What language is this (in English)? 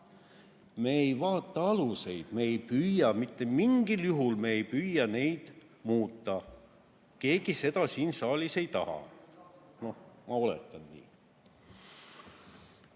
Estonian